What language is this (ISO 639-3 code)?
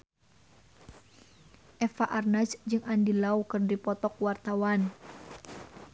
sun